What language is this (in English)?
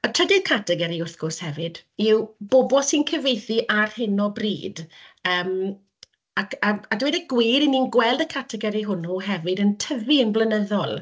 Welsh